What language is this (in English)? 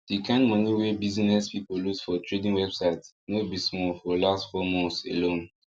Nigerian Pidgin